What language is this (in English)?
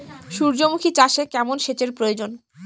Bangla